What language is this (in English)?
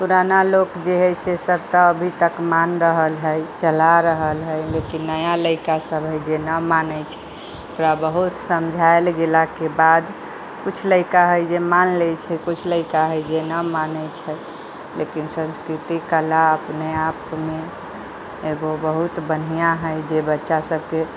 Maithili